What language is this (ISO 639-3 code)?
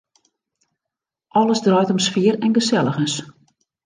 fry